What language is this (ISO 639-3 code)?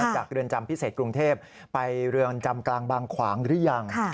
tha